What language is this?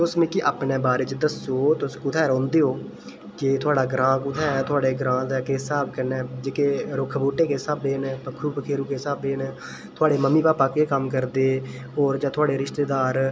Dogri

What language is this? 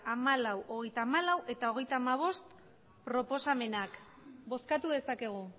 Basque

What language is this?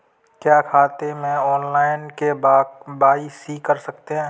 Hindi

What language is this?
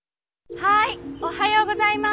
Japanese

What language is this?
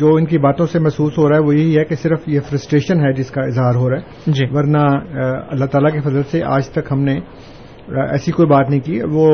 Urdu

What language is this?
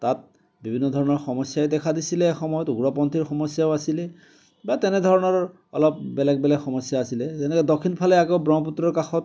Assamese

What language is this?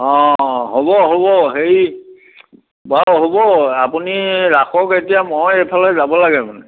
Assamese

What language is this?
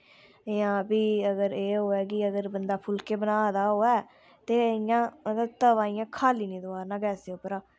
Dogri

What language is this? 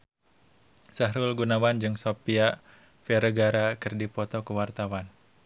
Sundanese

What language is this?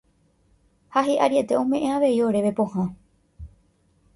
Guarani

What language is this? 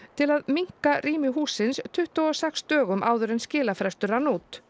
Icelandic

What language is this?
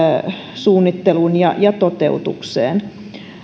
Finnish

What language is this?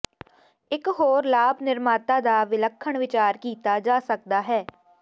Punjabi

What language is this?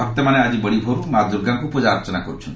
Odia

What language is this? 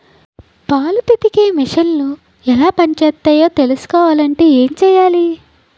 Telugu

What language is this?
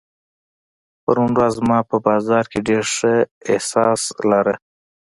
Pashto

